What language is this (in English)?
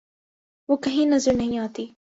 Urdu